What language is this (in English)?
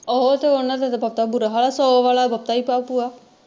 Punjabi